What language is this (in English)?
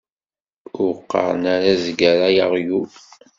Kabyle